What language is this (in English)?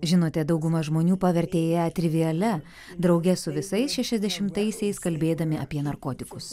Lithuanian